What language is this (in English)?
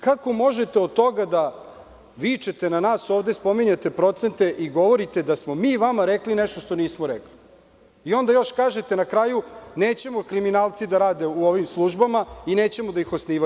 Serbian